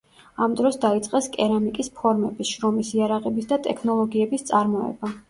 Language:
Georgian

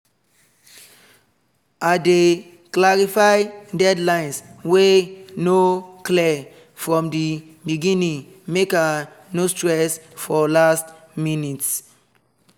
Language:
Nigerian Pidgin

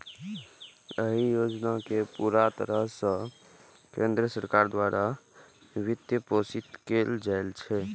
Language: Maithili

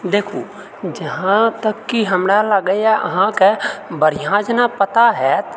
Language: Maithili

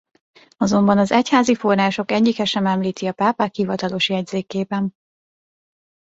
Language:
Hungarian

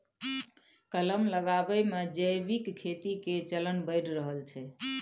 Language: Maithili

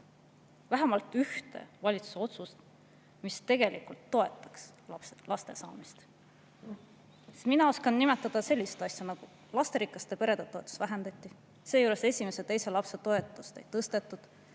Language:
Estonian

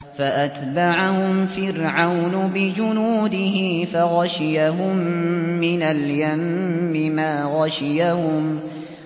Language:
Arabic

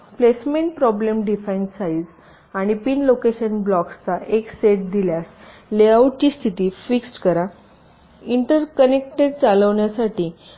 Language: Marathi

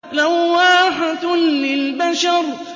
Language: Arabic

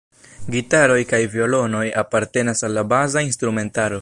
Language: Esperanto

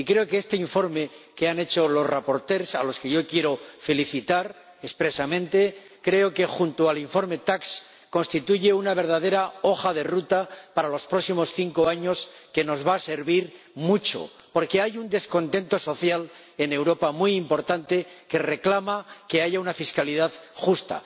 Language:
Spanish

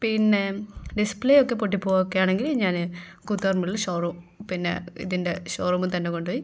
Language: Malayalam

